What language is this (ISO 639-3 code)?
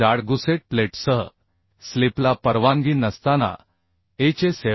mar